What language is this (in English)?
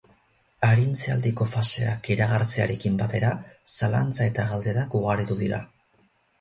Basque